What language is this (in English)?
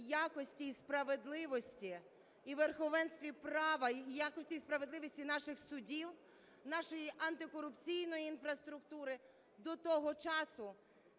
Ukrainian